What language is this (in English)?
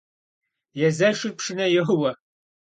Kabardian